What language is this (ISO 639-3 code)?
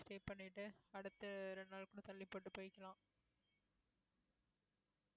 tam